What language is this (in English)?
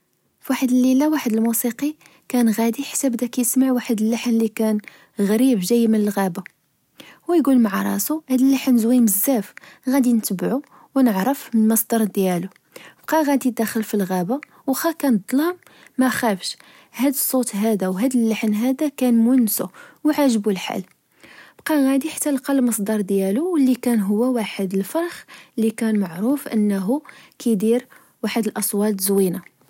Moroccan Arabic